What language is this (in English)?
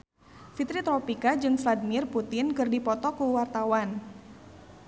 Sundanese